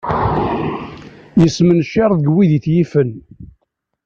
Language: Kabyle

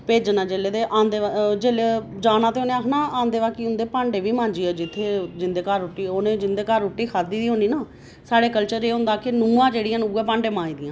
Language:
Dogri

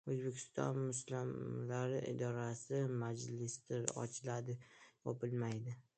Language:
Uzbek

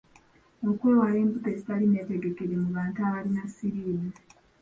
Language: Ganda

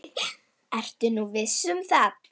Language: Icelandic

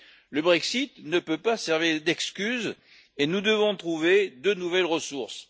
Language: French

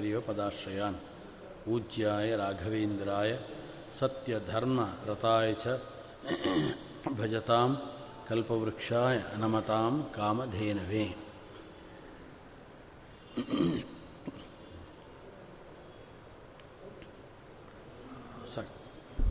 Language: Kannada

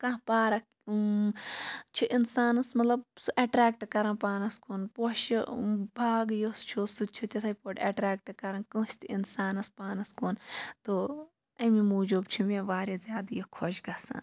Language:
Kashmiri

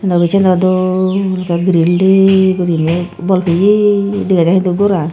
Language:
Chakma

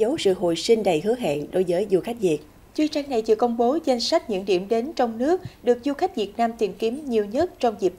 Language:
Vietnamese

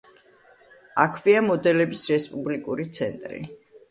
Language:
Georgian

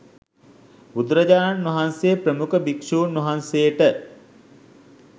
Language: Sinhala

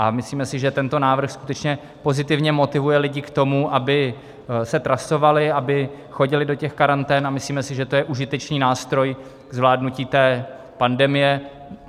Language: Czech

